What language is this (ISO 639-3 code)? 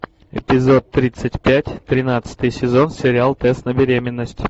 rus